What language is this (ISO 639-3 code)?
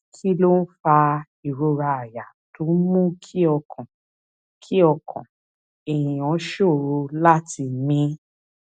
yor